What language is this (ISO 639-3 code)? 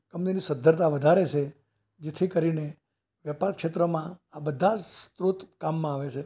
guj